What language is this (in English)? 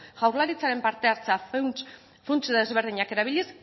Basque